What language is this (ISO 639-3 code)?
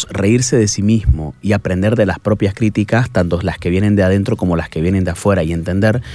spa